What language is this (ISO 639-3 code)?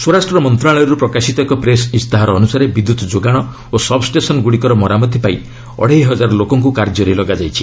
ori